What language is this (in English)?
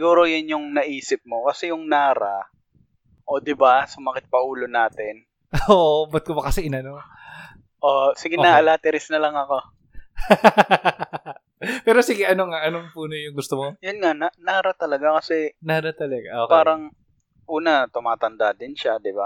Filipino